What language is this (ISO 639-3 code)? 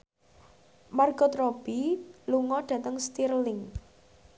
jav